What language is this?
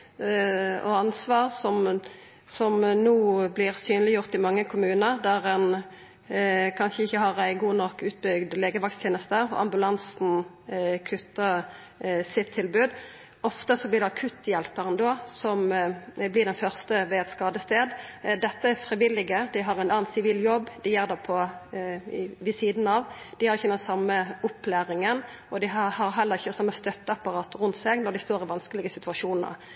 Norwegian Nynorsk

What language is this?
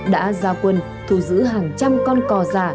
Vietnamese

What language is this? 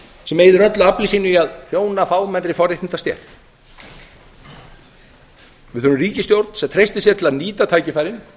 Icelandic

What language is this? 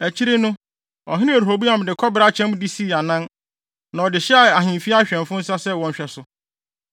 Akan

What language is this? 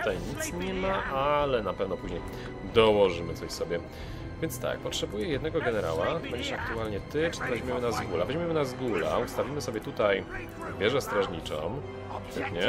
Polish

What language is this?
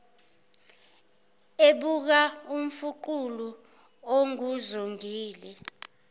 Zulu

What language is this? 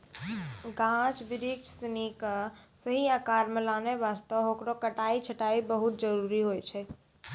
Maithili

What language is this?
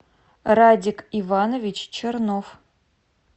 Russian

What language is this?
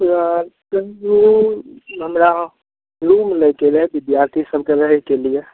Maithili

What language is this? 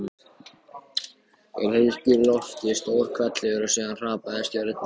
Icelandic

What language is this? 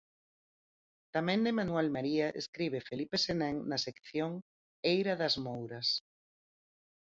Galician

